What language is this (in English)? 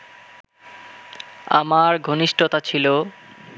Bangla